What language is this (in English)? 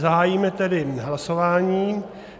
Czech